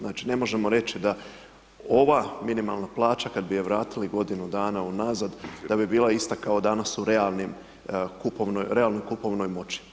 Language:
Croatian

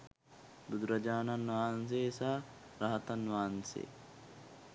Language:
Sinhala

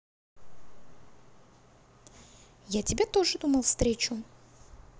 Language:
Russian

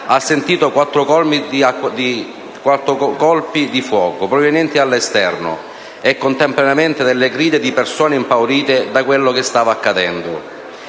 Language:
Italian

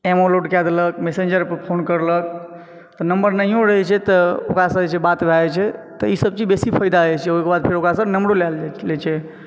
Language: Maithili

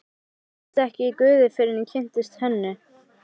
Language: Icelandic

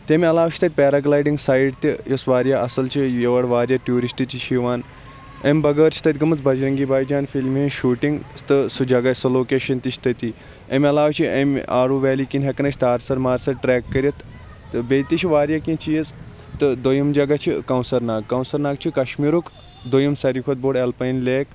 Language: Kashmiri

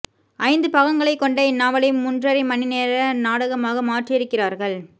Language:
Tamil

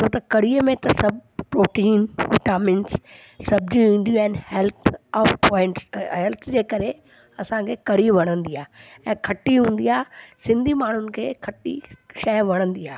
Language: Sindhi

